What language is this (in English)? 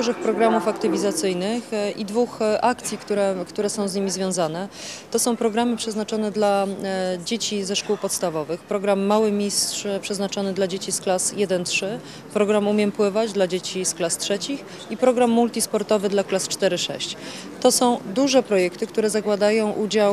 Polish